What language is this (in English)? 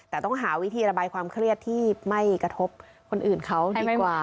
Thai